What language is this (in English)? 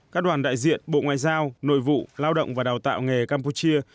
Vietnamese